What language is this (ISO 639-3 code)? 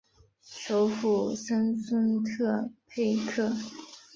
zho